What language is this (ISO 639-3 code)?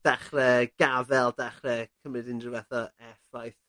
cym